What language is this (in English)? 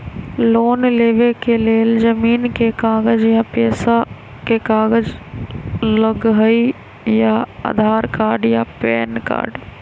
Magahi